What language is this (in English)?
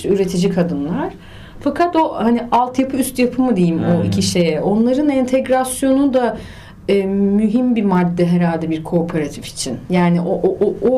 Turkish